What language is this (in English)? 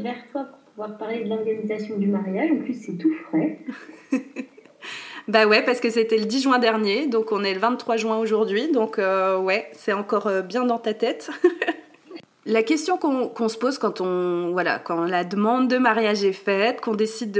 French